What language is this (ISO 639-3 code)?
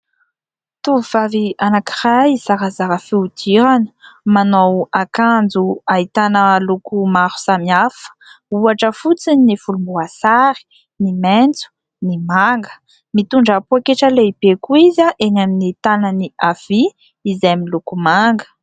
mlg